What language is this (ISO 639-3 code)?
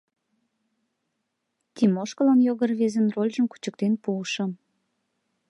chm